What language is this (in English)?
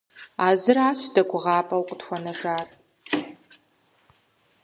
Kabardian